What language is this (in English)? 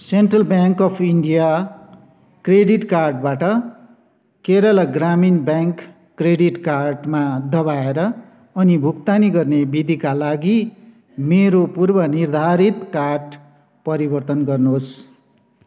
Nepali